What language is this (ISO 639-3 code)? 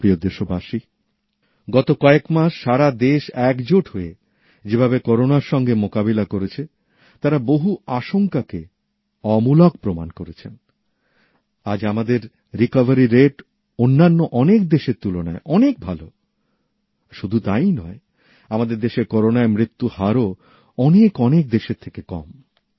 ben